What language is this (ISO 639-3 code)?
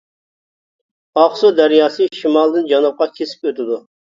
uig